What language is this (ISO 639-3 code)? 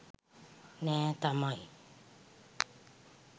sin